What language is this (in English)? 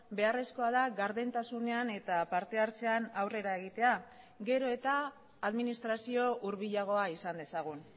Basque